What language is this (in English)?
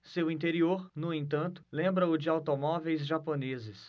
Portuguese